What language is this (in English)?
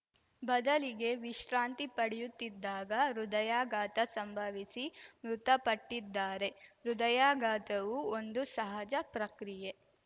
Kannada